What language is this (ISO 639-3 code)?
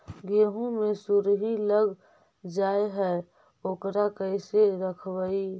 mag